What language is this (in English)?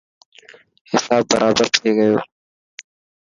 Dhatki